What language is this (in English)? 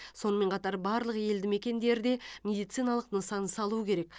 Kazakh